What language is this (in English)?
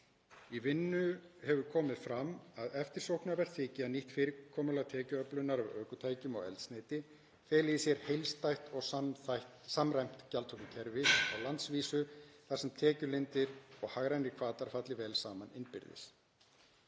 Icelandic